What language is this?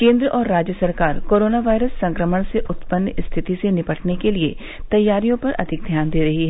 Hindi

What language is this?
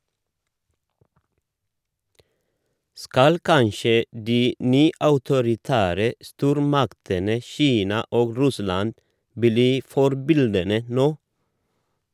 Norwegian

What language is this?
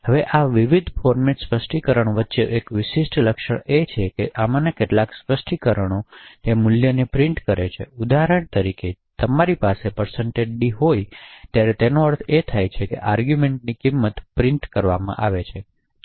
Gujarati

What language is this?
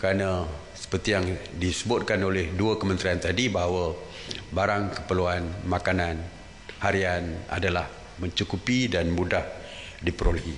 Malay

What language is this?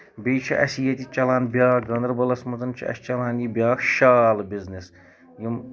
Kashmiri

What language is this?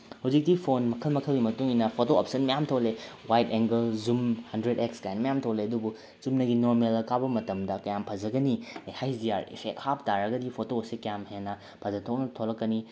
Manipuri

